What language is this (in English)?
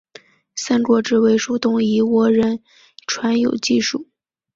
Chinese